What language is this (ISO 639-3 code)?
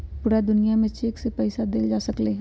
mag